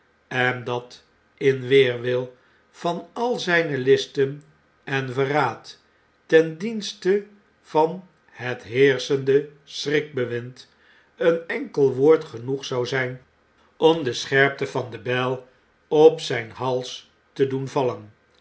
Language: Dutch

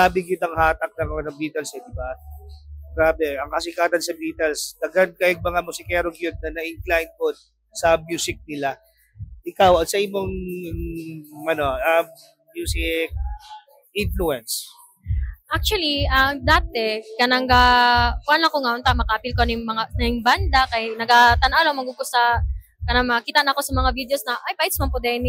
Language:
Filipino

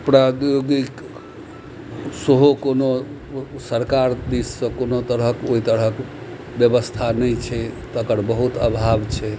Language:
Maithili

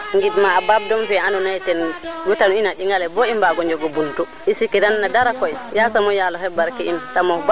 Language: Serer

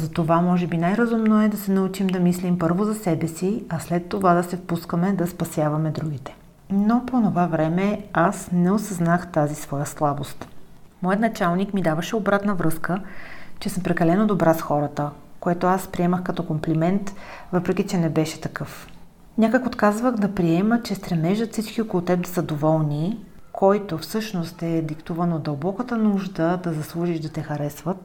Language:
Bulgarian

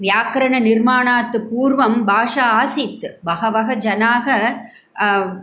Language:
Sanskrit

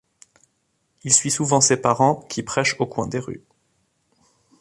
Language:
French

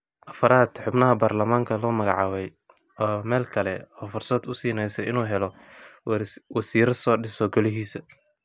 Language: Somali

